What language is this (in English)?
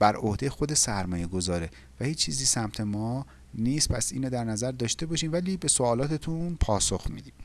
Persian